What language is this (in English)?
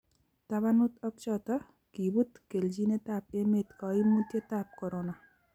Kalenjin